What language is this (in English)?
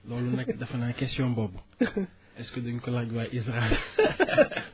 Wolof